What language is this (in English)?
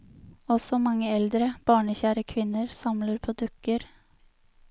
Norwegian